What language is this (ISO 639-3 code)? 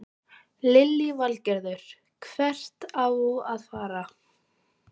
isl